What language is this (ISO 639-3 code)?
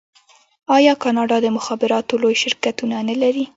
pus